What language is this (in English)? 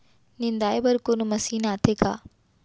Chhattisgarhi